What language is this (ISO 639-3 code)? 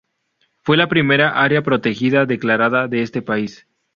spa